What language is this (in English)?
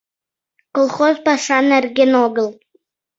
Mari